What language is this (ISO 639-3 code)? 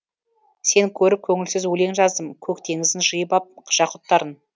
kaz